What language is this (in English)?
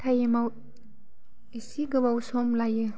Bodo